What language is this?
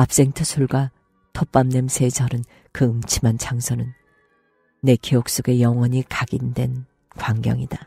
Korean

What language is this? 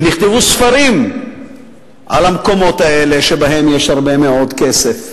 Hebrew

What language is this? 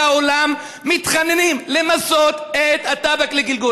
Hebrew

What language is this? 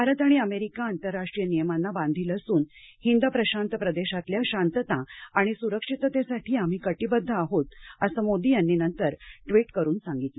Marathi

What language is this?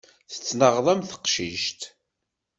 Kabyle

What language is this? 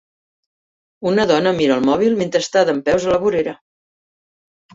Catalan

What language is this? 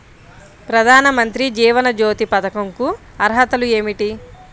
Telugu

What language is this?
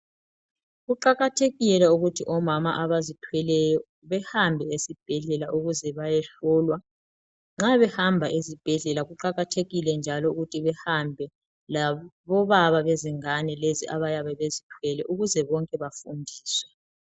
North Ndebele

